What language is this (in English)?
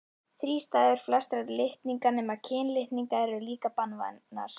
Icelandic